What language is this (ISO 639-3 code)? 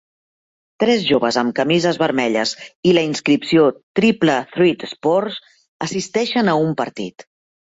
cat